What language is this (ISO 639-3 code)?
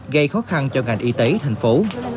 vie